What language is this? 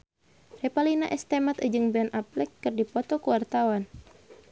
Sundanese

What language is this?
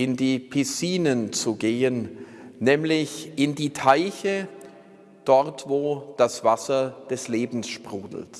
German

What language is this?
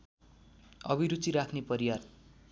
Nepali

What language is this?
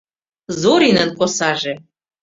Mari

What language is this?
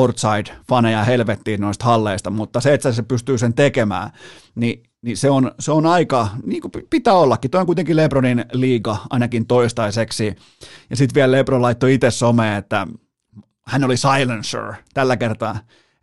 Finnish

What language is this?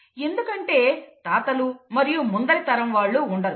Telugu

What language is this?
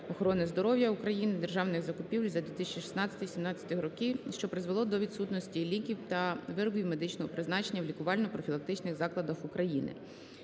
Ukrainian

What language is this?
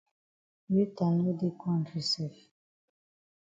Cameroon Pidgin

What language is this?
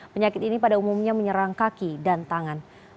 Indonesian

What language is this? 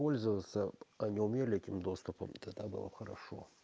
Russian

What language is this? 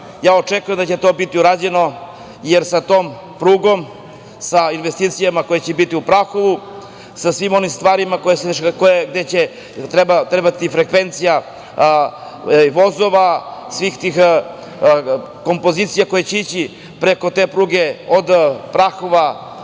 Serbian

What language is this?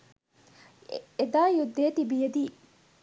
Sinhala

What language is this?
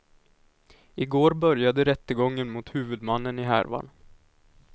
Swedish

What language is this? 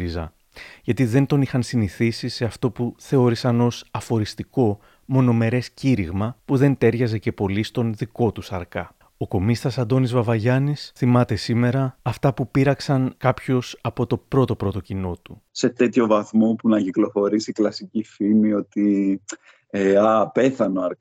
Greek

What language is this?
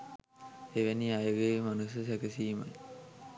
Sinhala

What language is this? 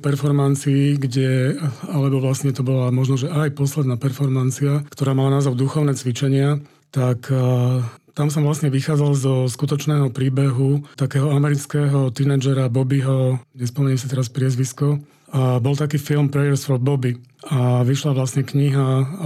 Slovak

